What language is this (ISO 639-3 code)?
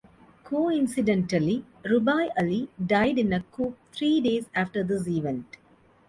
eng